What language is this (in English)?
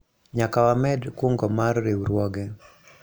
Luo (Kenya and Tanzania)